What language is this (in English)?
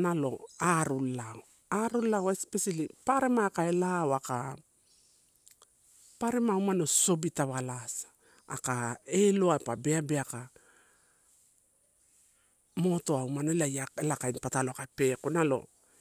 Torau